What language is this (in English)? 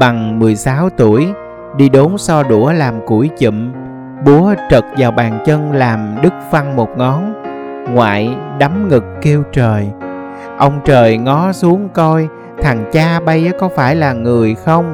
Vietnamese